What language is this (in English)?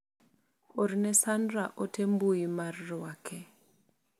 Luo (Kenya and Tanzania)